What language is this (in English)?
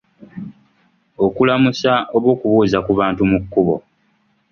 Ganda